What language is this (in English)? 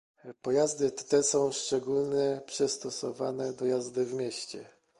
Polish